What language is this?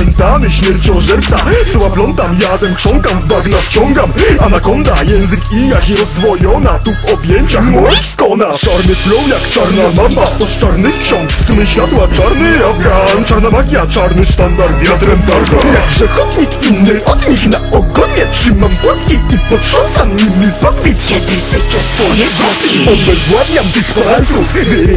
Hungarian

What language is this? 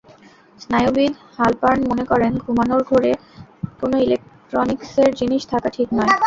Bangla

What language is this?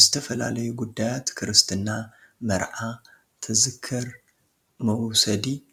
Tigrinya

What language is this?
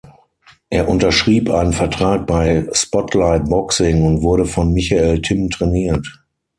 German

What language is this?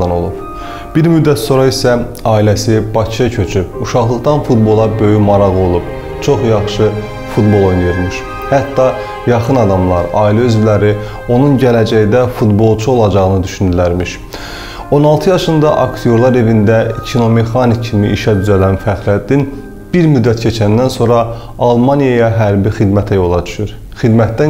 Turkish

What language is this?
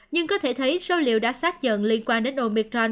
Vietnamese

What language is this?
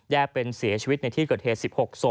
Thai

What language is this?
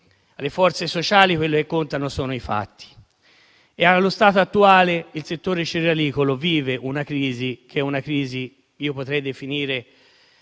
Italian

